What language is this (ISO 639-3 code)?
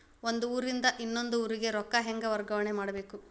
kan